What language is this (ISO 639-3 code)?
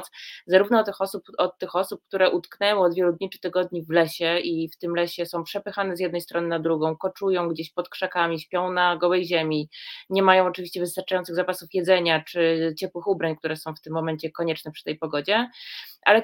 pol